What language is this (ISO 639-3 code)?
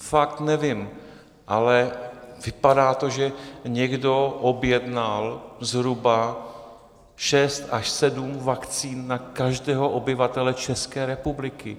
ces